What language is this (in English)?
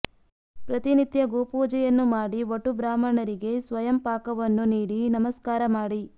Kannada